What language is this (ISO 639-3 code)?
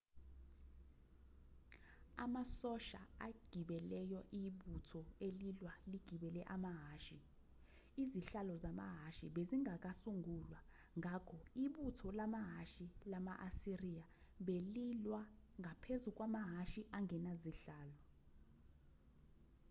zul